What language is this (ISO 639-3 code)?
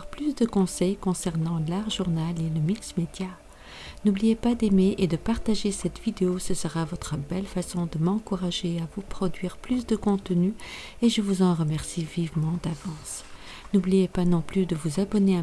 fra